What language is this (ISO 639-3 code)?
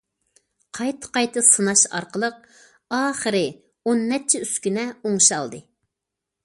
uig